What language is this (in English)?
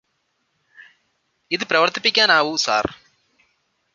Malayalam